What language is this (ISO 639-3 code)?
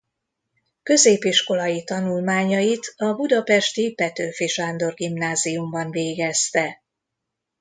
hun